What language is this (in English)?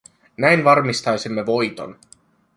Finnish